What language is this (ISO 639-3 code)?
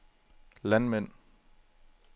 dan